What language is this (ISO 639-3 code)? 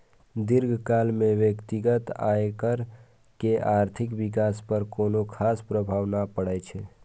mai